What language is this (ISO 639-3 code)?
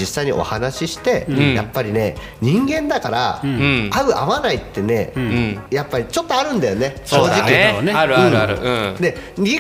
jpn